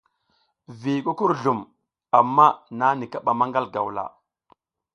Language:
South Giziga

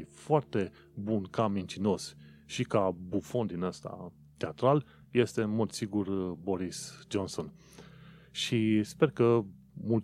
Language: Romanian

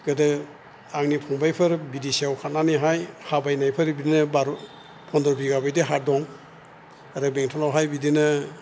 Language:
Bodo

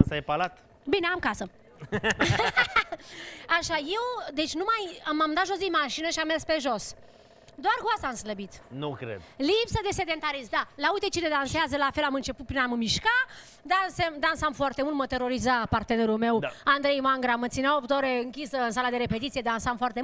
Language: Romanian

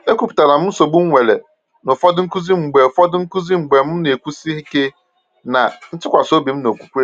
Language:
Igbo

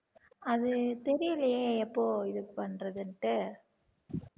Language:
Tamil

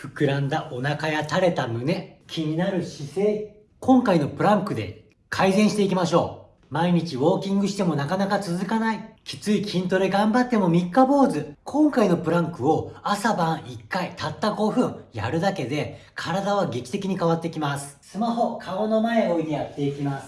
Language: Japanese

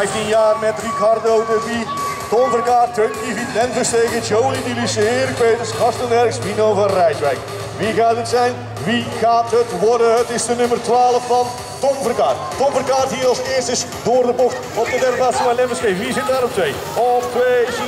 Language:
Dutch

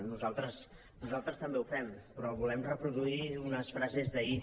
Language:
Catalan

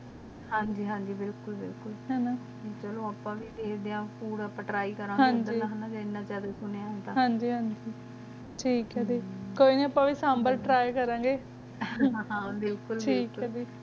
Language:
Punjabi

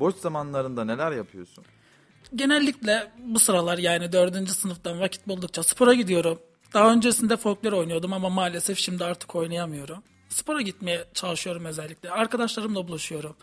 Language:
Turkish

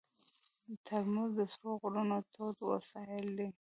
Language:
Pashto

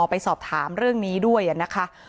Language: Thai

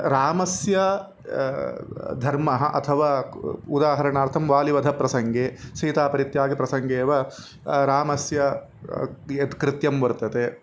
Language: Sanskrit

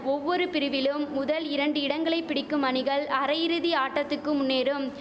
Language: Tamil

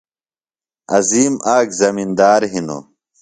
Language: Phalura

